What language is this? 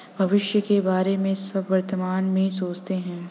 Hindi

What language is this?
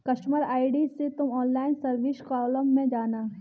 Hindi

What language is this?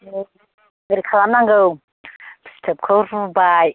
Bodo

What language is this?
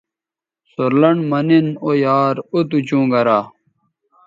Bateri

